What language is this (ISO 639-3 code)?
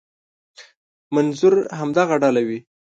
pus